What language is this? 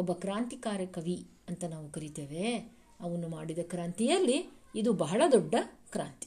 Kannada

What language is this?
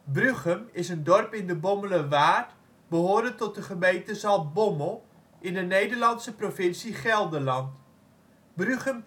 Dutch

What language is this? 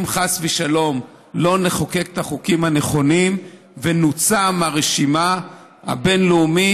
Hebrew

